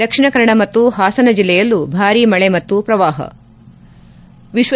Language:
Kannada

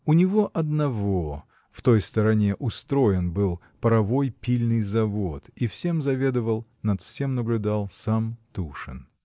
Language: Russian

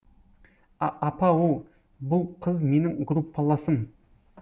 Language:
Kazakh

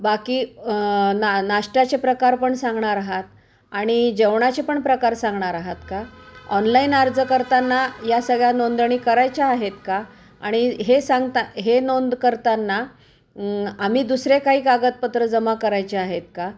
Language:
Marathi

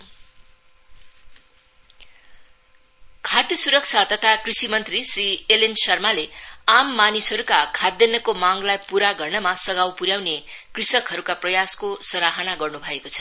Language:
Nepali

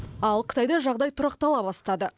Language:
Kazakh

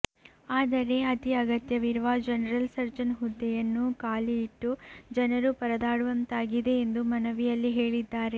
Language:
Kannada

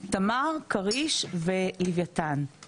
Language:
Hebrew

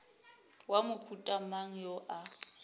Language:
Northern Sotho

